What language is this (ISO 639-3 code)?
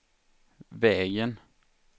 swe